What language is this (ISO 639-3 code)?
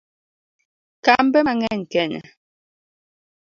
luo